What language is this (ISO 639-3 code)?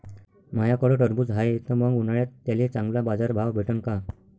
mar